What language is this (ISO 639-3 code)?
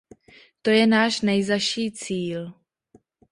ces